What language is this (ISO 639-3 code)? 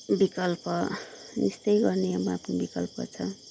nep